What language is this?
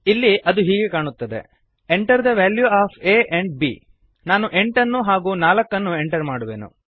Kannada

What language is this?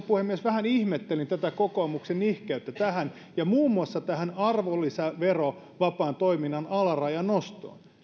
Finnish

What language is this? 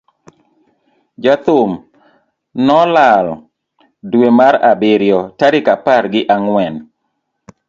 Luo (Kenya and Tanzania)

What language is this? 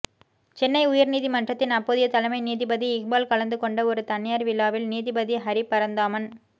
Tamil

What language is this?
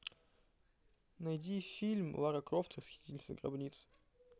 Russian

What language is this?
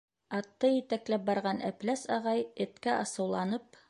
Bashkir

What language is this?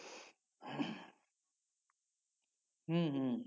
Bangla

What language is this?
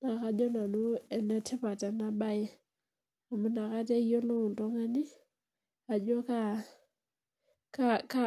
Masai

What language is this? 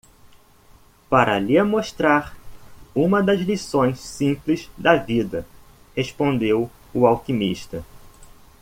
Portuguese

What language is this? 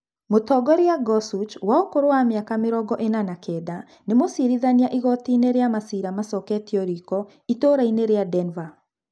Kikuyu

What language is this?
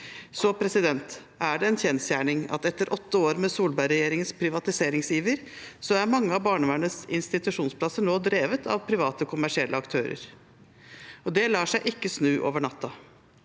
Norwegian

